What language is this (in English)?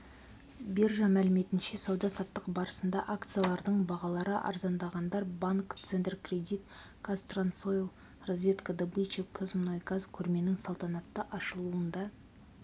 Kazakh